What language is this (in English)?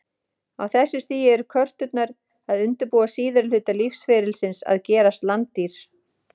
Icelandic